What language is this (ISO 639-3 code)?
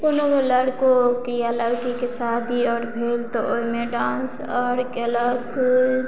mai